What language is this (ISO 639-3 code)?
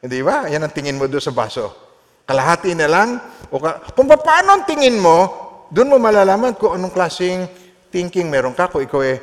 fil